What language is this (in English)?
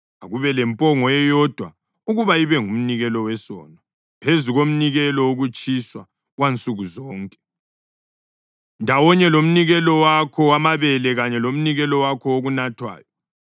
North Ndebele